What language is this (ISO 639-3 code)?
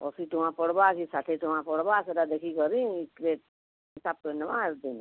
ori